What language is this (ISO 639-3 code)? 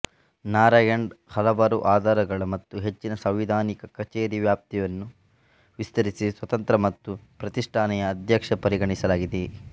kan